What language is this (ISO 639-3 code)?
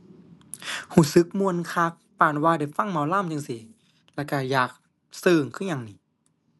tha